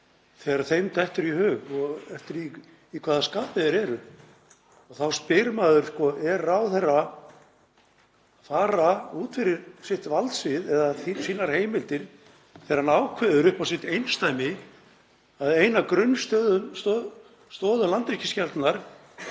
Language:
Icelandic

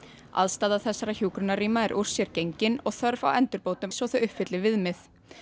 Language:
Icelandic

